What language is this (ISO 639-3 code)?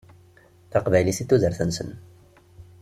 kab